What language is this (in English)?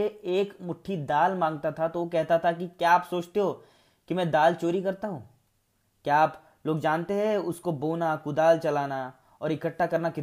Hindi